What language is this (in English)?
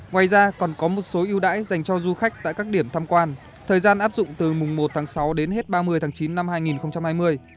Vietnamese